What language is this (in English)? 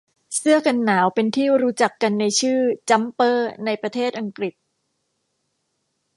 Thai